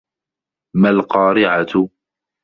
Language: Arabic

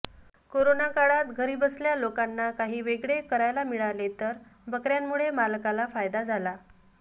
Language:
Marathi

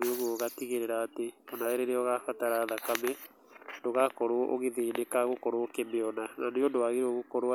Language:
Kikuyu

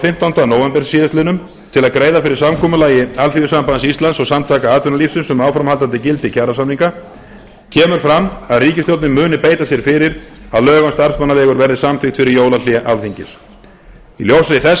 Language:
Icelandic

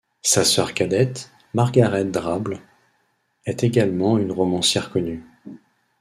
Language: French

